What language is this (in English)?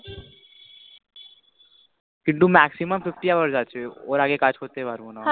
Bangla